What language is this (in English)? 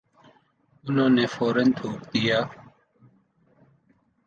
Urdu